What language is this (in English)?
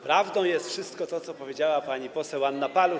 Polish